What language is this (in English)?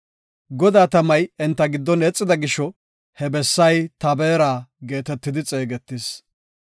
Gofa